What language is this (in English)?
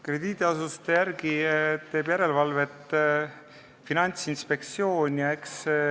Estonian